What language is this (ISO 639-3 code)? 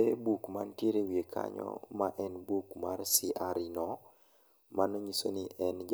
luo